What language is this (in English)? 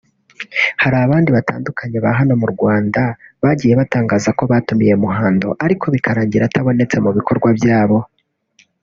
Kinyarwanda